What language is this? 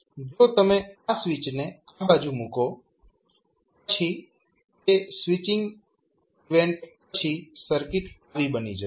Gujarati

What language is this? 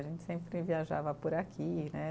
Portuguese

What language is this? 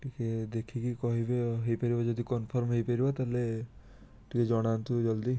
Odia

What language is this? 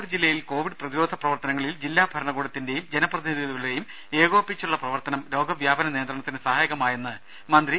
Malayalam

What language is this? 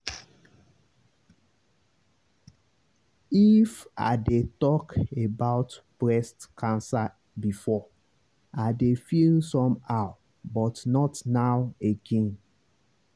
Nigerian Pidgin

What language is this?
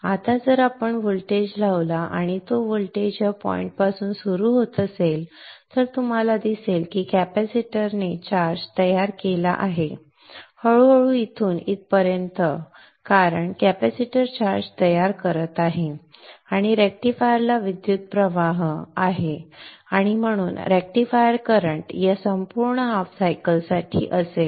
Marathi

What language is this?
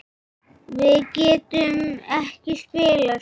Icelandic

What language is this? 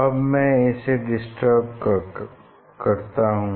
Hindi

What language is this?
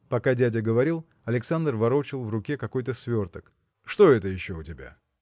Russian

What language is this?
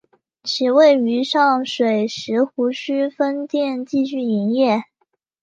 Chinese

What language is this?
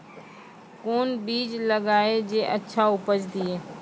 Maithili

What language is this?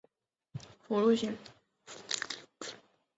Chinese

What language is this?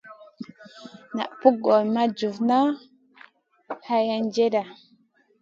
Masana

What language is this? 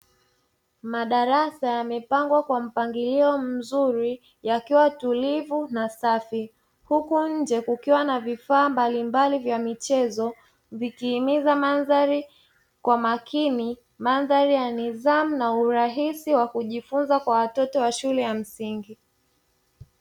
Swahili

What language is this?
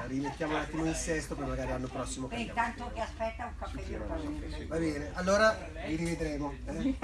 Italian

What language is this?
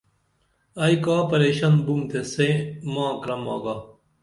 Dameli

